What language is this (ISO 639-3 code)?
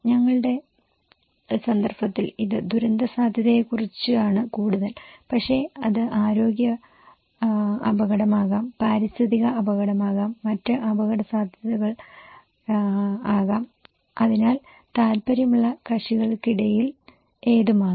mal